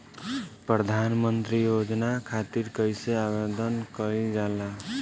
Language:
Bhojpuri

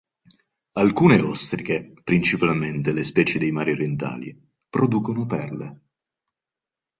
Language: Italian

